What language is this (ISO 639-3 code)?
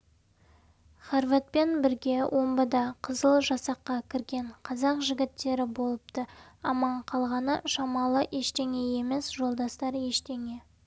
kaz